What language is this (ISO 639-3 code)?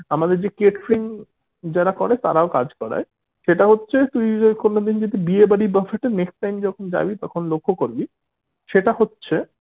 ben